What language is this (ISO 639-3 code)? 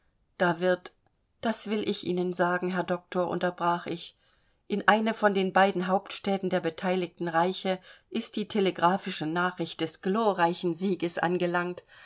deu